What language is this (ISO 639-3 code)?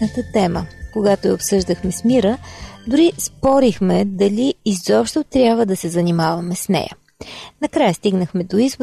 bul